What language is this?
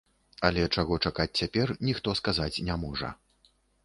Belarusian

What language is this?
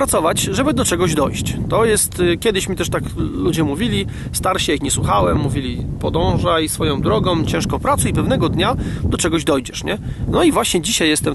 Polish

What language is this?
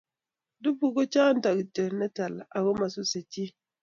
Kalenjin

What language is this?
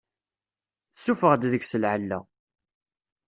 Kabyle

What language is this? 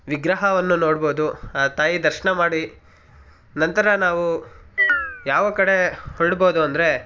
Kannada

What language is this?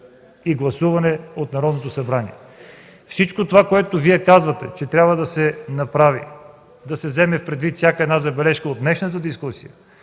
Bulgarian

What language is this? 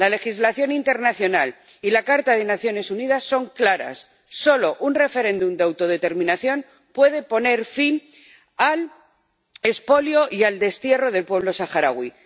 Spanish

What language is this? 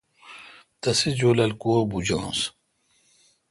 Kalkoti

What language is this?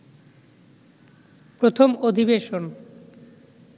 Bangla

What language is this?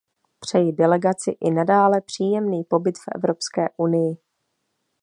Czech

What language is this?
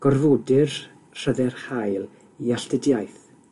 Welsh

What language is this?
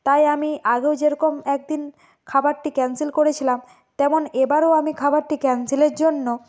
Bangla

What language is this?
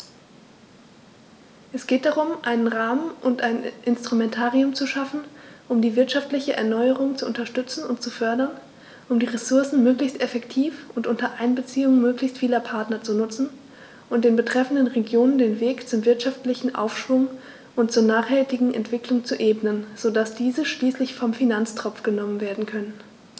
German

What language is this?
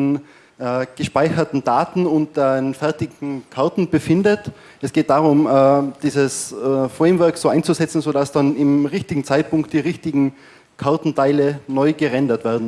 German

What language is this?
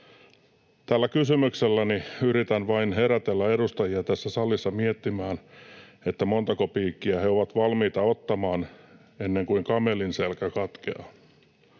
Finnish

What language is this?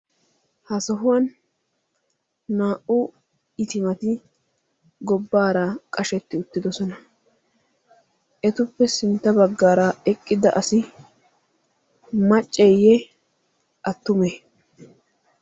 Wolaytta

